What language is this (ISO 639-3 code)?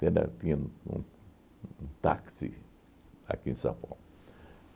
por